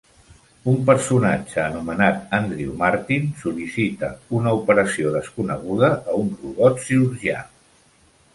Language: Catalan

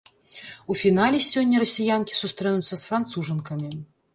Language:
Belarusian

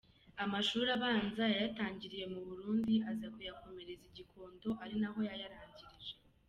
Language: Kinyarwanda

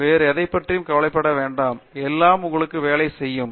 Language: Tamil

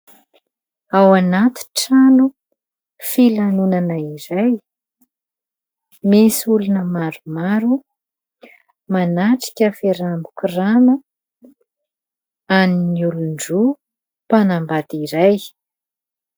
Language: Malagasy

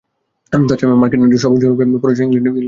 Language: Bangla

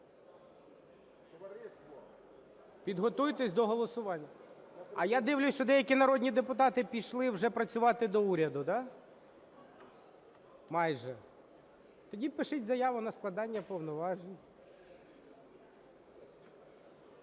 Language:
Ukrainian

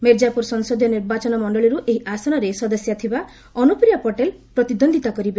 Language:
Odia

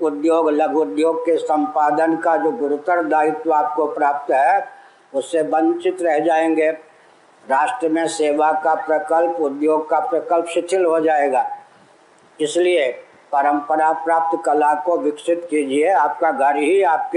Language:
Hindi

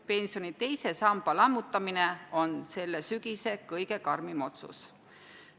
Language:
Estonian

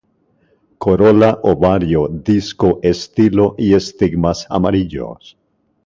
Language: Spanish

